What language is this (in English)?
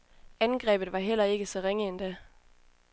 Danish